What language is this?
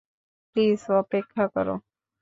Bangla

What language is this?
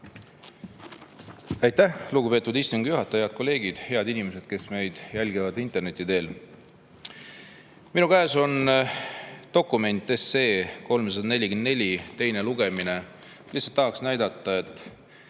Estonian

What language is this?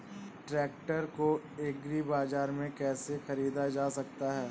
Hindi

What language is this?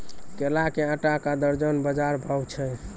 Maithili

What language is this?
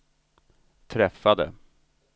Swedish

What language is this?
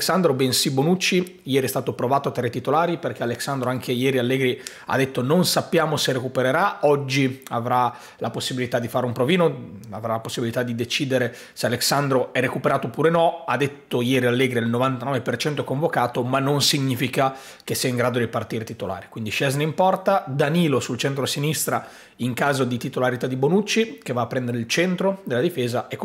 Italian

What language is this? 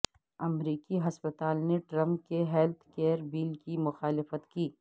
Urdu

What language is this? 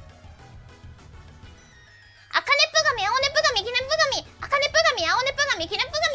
Japanese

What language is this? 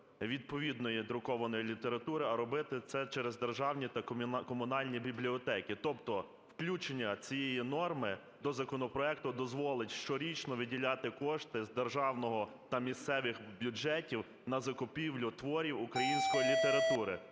Ukrainian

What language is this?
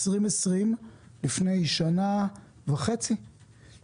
Hebrew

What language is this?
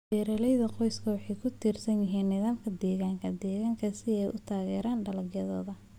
Somali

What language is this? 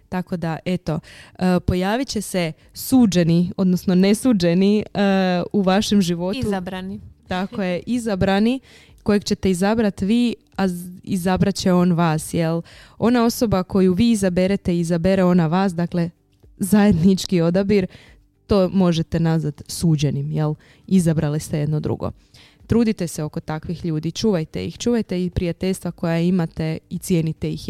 Croatian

